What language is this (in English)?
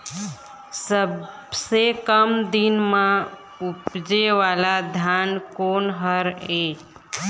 Chhattisgarhi